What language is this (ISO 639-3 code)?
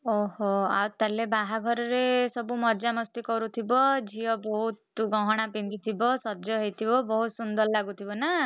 ori